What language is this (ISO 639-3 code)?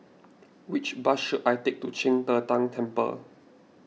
eng